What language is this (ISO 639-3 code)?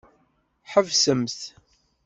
kab